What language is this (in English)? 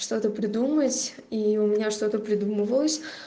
Russian